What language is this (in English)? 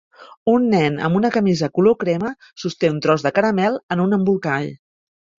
Catalan